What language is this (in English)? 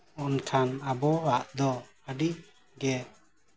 Santali